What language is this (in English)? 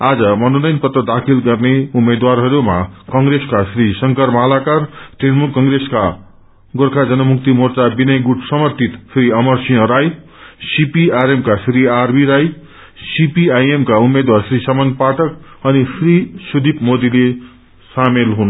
Nepali